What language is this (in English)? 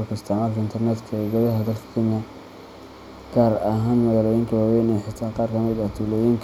Somali